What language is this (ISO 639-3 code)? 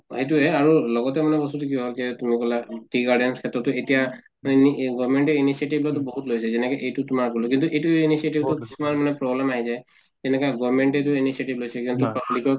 asm